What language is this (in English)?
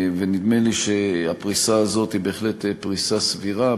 Hebrew